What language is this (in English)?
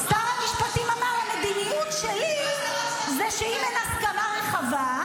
Hebrew